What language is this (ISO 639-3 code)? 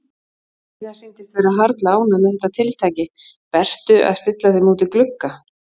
isl